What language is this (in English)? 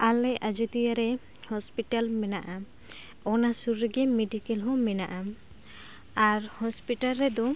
Santali